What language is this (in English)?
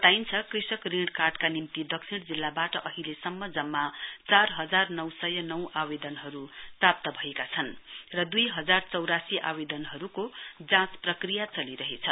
Nepali